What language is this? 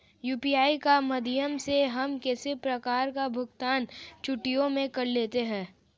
Hindi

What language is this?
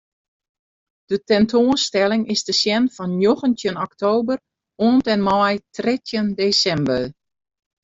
Western Frisian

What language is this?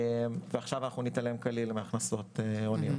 Hebrew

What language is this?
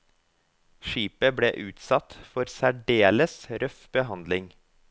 Norwegian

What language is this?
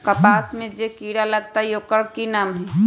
Magahi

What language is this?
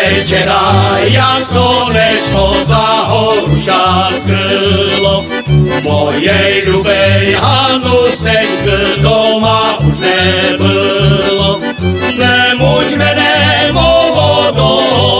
Romanian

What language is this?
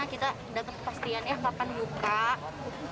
Indonesian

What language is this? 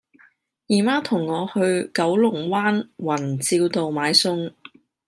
Cantonese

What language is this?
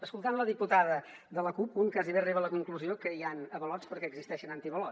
Catalan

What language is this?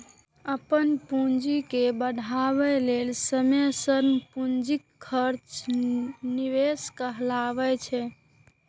Maithili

